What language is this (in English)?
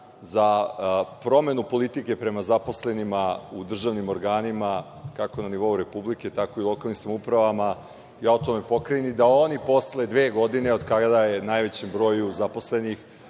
Serbian